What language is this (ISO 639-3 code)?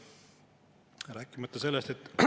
est